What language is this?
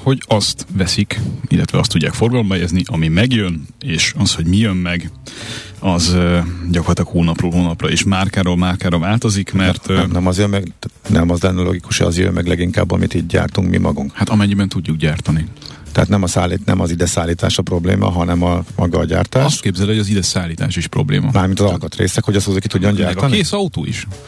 Hungarian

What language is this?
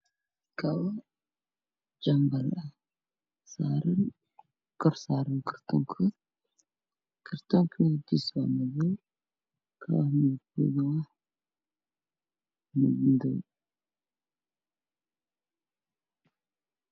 Somali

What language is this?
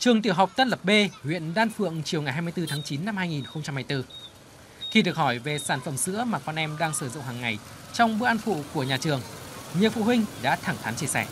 Vietnamese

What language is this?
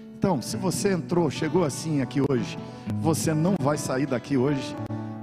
Portuguese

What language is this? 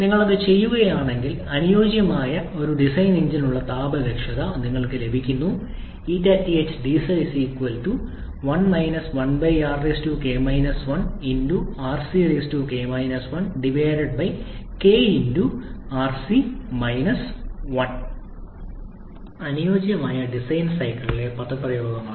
Malayalam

